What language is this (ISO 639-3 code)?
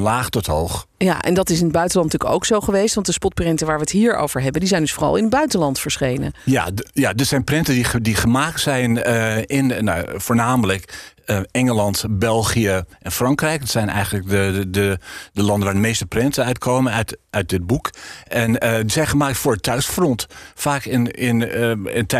nld